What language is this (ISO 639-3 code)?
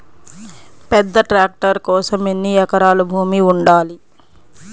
tel